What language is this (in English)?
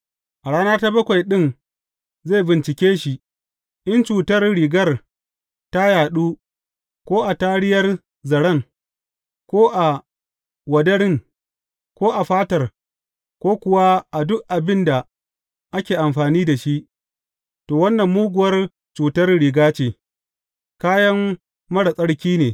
Hausa